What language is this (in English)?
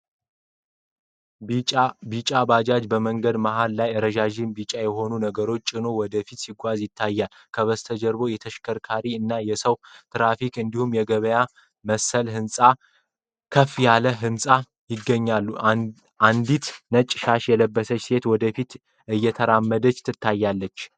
Amharic